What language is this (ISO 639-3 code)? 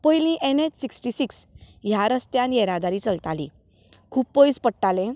kok